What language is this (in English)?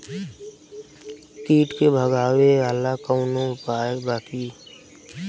Bhojpuri